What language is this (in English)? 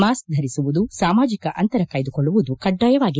Kannada